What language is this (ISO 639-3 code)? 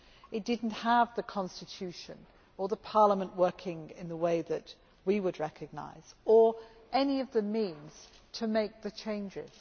eng